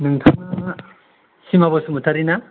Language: Bodo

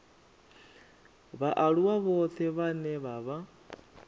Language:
Venda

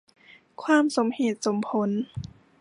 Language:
Thai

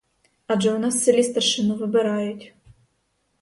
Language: Ukrainian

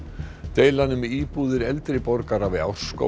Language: Icelandic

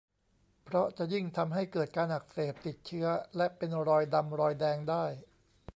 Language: Thai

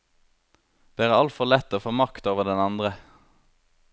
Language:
Norwegian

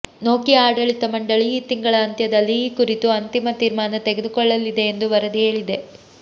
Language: Kannada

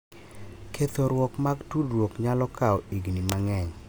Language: Luo (Kenya and Tanzania)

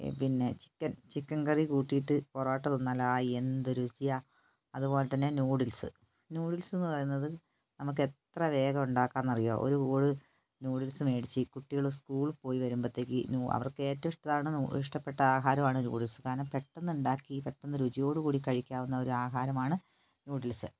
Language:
Malayalam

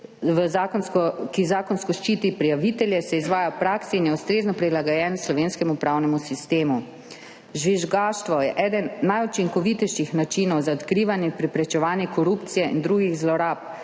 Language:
Slovenian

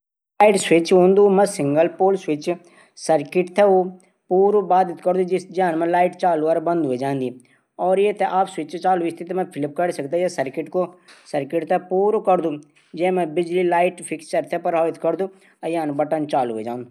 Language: Garhwali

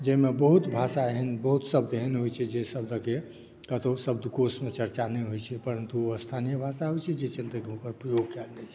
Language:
Maithili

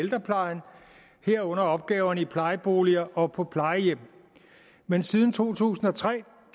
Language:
Danish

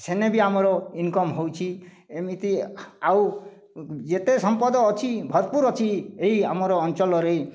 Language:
Odia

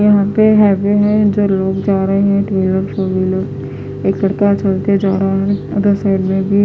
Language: Hindi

